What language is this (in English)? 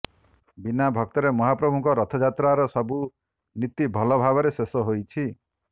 Odia